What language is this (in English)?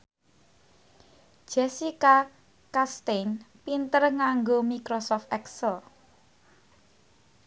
Javanese